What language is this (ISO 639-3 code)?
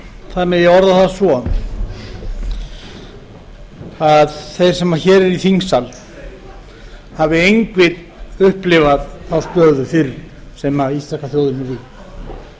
isl